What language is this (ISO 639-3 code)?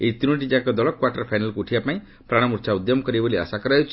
ori